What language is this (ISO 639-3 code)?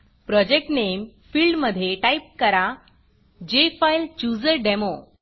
mar